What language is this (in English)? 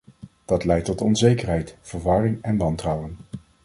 Dutch